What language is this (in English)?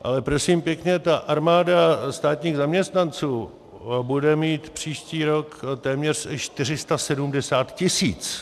Czech